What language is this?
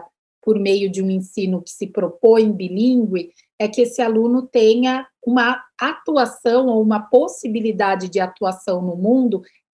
Portuguese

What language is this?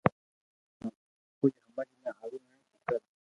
Loarki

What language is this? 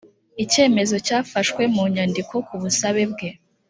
Kinyarwanda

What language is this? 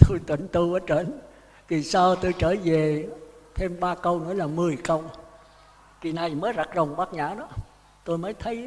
Vietnamese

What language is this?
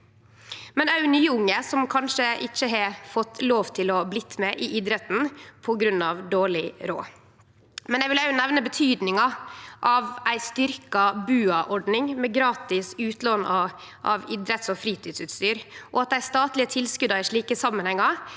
Norwegian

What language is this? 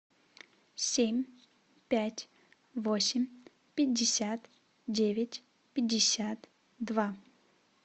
Russian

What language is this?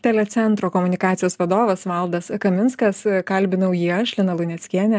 Lithuanian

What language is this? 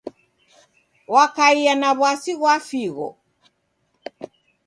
Taita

